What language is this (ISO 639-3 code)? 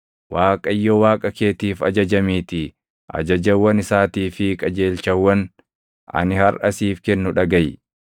orm